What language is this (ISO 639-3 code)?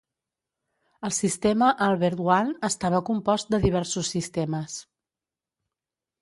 cat